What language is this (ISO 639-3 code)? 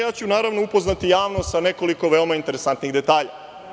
srp